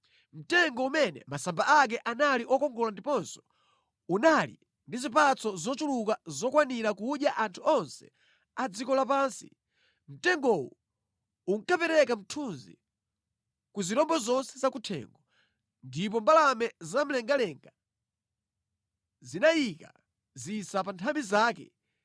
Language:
Nyanja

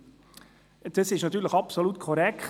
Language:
Swiss German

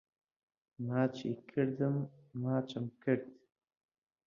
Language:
Central Kurdish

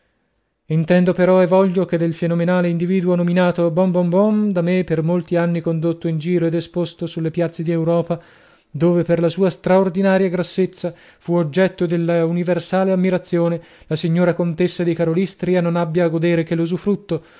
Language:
Italian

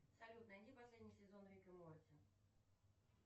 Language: Russian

